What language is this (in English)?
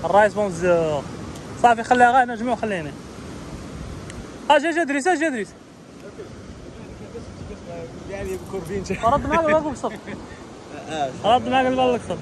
Arabic